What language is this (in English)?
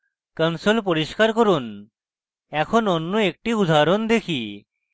Bangla